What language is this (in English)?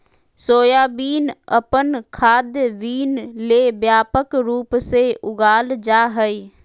Magahi